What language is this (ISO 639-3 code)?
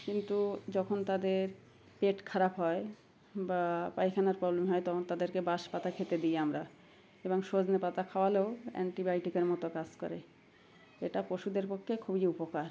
ben